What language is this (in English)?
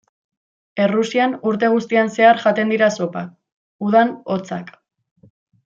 Basque